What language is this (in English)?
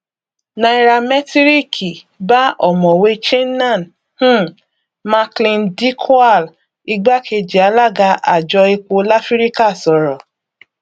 Yoruba